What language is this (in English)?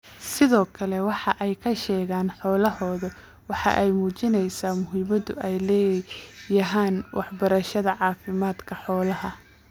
Somali